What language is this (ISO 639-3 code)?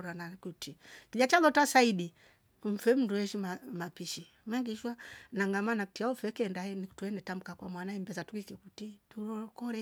rof